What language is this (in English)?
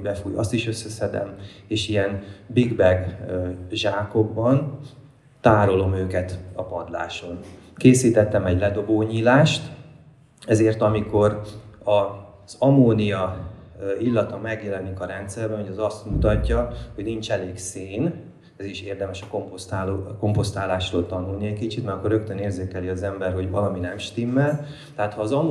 Hungarian